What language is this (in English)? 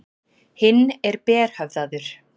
Icelandic